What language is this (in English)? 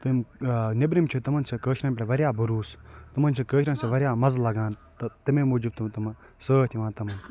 Kashmiri